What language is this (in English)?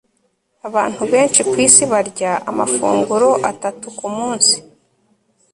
Kinyarwanda